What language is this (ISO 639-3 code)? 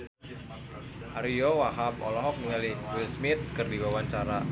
sun